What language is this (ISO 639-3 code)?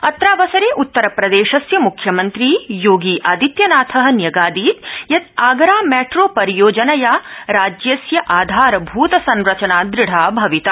san